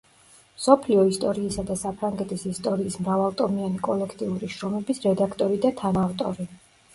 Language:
Georgian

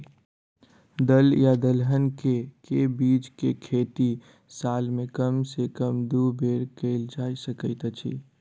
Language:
Maithili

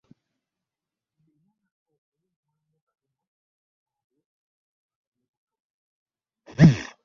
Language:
Ganda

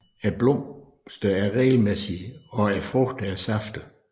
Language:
Danish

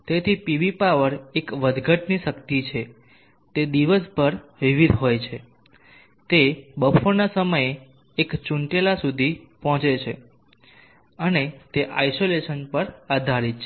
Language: Gujarati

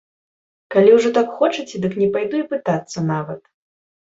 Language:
Belarusian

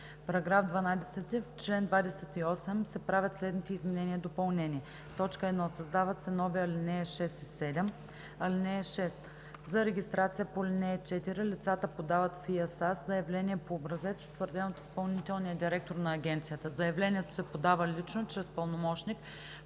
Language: Bulgarian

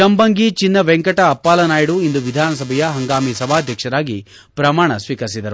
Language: Kannada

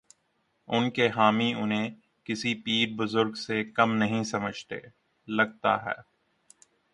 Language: Urdu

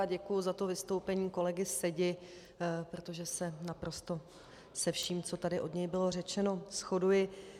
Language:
Czech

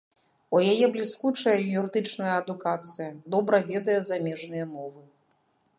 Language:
Belarusian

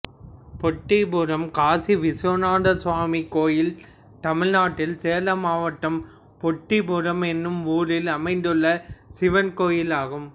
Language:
Tamil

